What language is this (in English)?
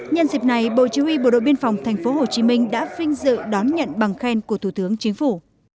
Vietnamese